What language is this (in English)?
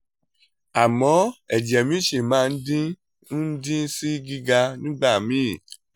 Yoruba